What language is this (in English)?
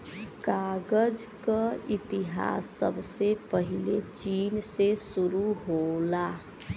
Bhojpuri